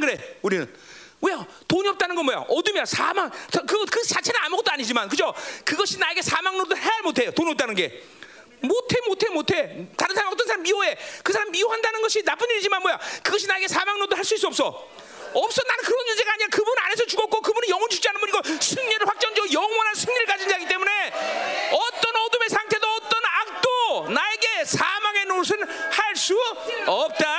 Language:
Korean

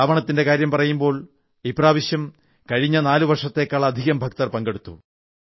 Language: Malayalam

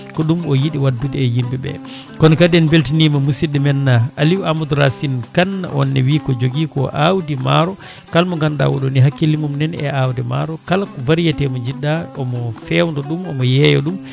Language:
Fula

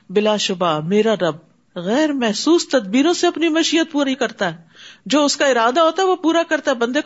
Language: Urdu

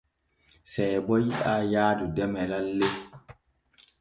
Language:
Borgu Fulfulde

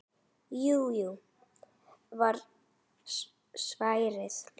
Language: Icelandic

